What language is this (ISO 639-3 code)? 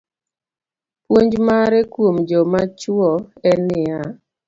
luo